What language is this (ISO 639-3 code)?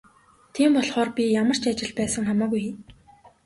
mon